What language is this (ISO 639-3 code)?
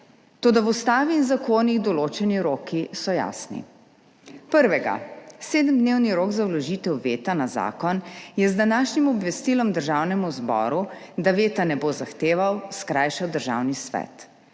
slv